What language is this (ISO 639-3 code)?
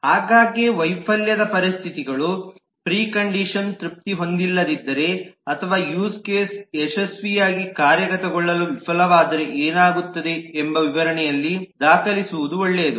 kan